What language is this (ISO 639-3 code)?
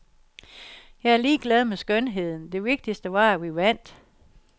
dan